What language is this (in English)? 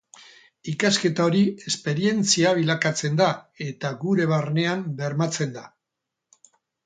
Basque